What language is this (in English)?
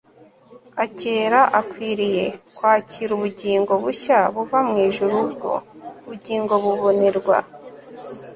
Kinyarwanda